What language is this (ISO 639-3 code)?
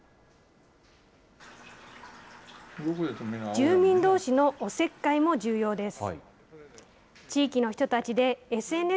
jpn